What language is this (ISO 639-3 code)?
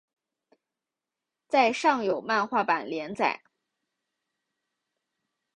zho